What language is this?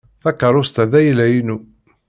Kabyle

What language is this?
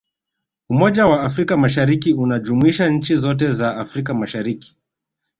Swahili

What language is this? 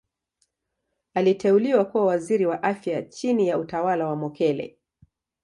Swahili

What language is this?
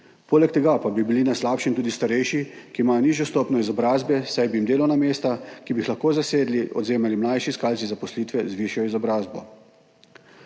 Slovenian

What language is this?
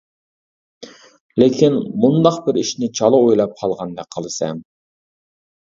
Uyghur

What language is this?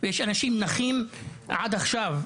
Hebrew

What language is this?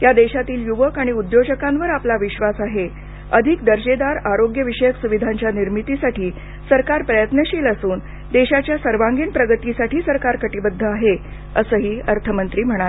Marathi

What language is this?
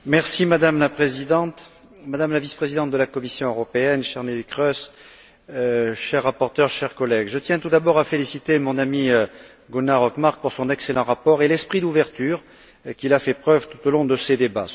French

